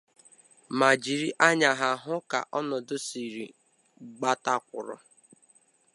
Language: Igbo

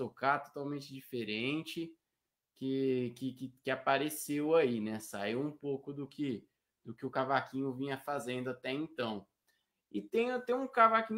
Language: Portuguese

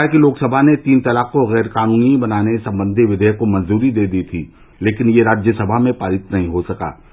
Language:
Hindi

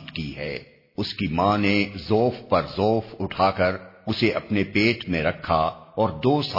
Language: Urdu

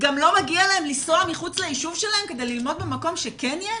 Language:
Hebrew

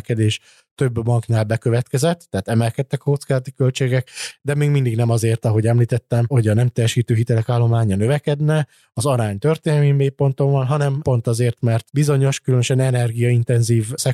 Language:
Hungarian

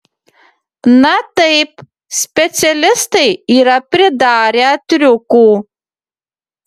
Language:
Lithuanian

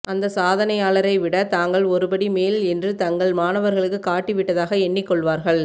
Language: Tamil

